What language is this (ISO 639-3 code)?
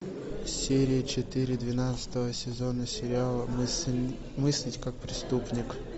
rus